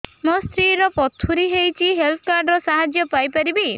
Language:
Odia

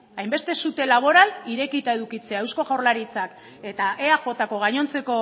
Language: Basque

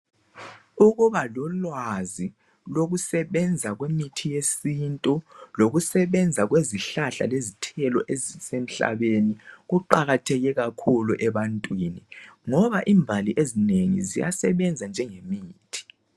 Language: North Ndebele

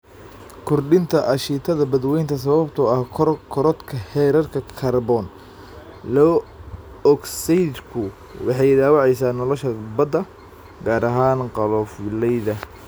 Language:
Somali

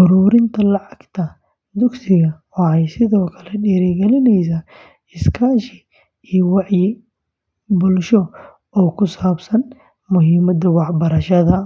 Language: Somali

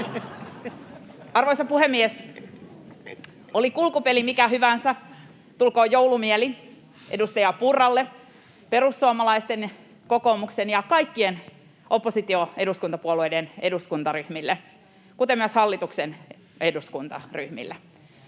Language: Finnish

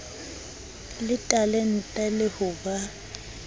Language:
Southern Sotho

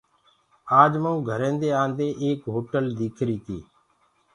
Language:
Gurgula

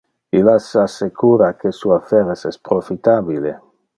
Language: Interlingua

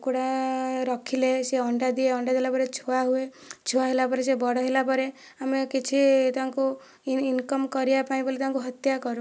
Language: Odia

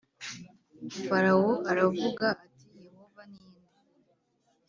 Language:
Kinyarwanda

